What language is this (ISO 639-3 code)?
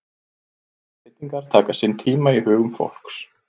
isl